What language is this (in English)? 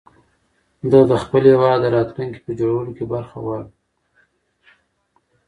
Pashto